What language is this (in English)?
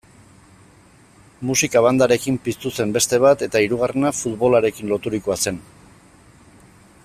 Basque